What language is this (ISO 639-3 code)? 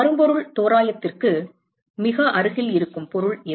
tam